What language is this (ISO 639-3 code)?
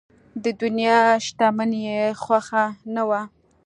pus